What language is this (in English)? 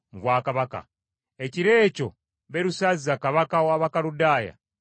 Ganda